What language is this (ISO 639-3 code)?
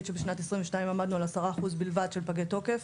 heb